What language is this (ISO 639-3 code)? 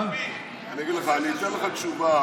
heb